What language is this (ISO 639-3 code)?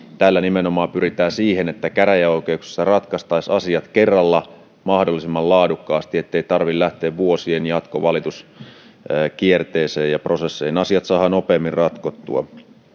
fin